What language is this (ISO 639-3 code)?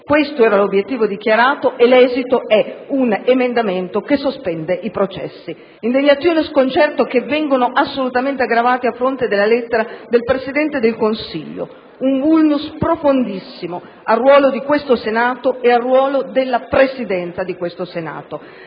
ita